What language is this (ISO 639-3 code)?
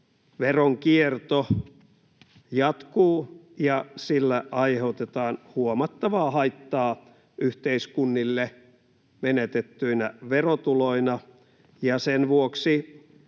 fin